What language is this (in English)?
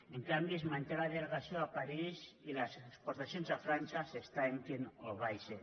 Catalan